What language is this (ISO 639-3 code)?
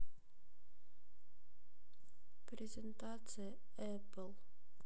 rus